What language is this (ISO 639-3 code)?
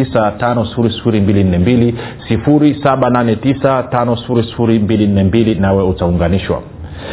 swa